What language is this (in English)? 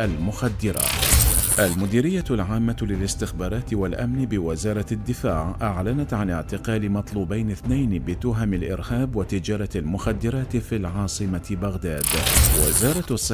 Arabic